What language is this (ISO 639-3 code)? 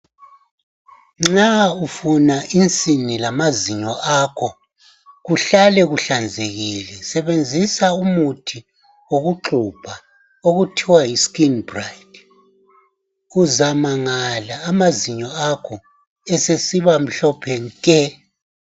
nde